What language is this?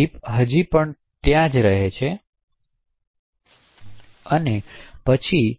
Gujarati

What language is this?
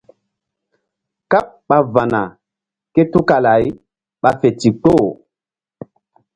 Mbum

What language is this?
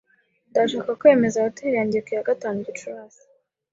Kinyarwanda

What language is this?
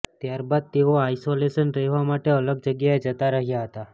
Gujarati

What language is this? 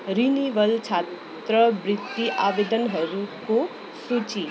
Nepali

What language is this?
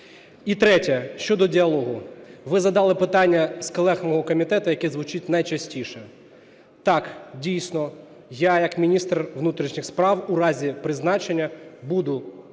Ukrainian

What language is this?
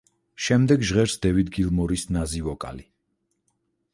Georgian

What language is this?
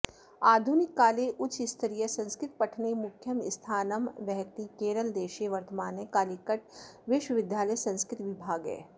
Sanskrit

